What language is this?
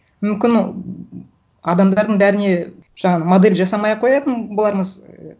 Kazakh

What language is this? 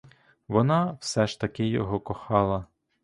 Ukrainian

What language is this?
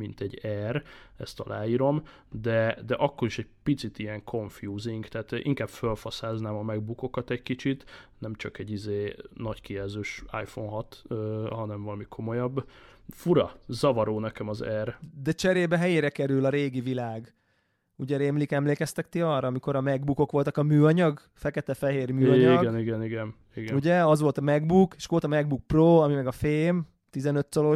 Hungarian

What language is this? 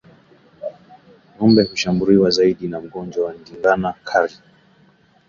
Swahili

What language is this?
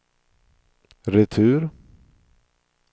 Swedish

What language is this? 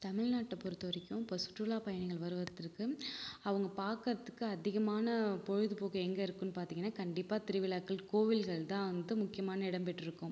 Tamil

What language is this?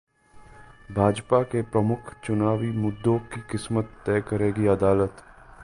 Hindi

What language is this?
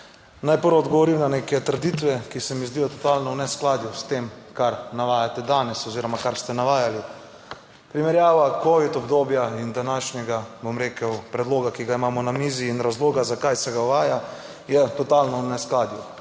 Slovenian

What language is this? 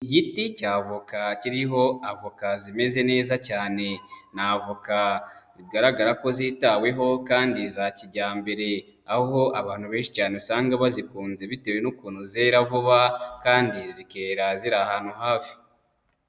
Kinyarwanda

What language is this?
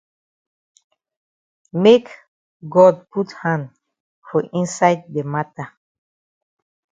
Cameroon Pidgin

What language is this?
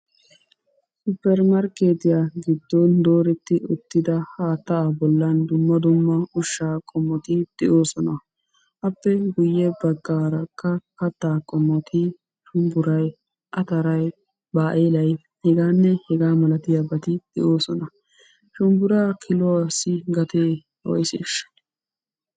Wolaytta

